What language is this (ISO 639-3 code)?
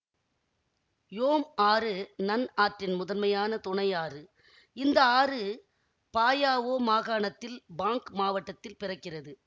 tam